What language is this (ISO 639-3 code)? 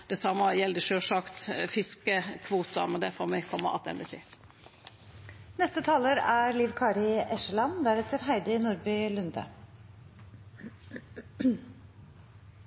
nno